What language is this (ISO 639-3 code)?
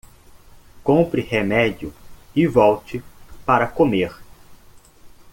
por